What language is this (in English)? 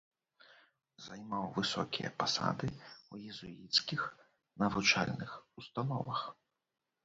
Belarusian